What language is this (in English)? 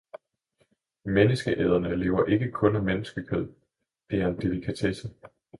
Danish